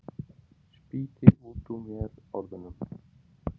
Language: Icelandic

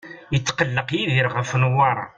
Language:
Kabyle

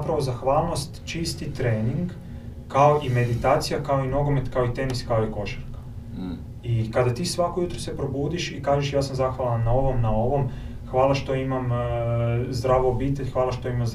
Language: Croatian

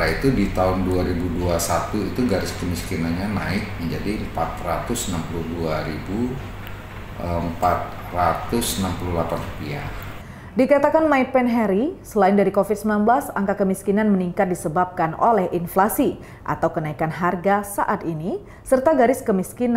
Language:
Indonesian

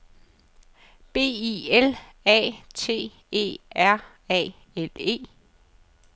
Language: Danish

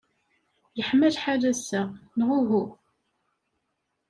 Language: Kabyle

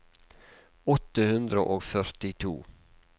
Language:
Norwegian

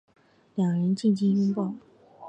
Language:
Chinese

